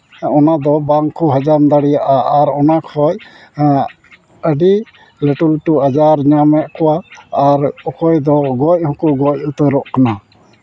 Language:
Santali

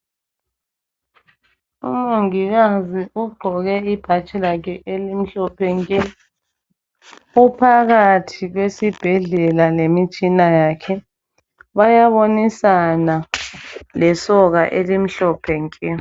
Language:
North Ndebele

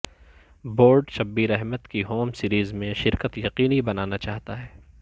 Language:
Urdu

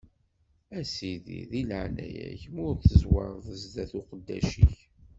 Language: Kabyle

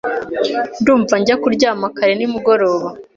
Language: Kinyarwanda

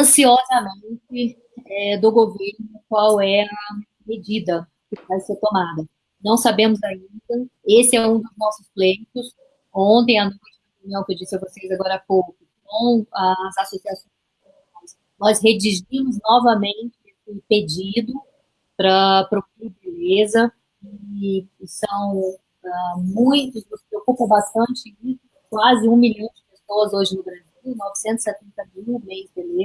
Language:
Portuguese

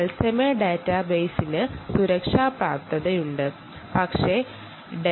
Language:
Malayalam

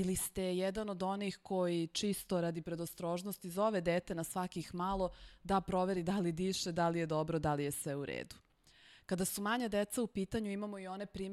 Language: Slovak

